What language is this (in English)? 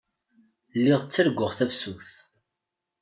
Kabyle